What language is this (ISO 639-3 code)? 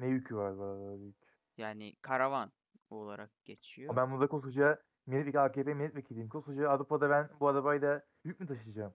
tur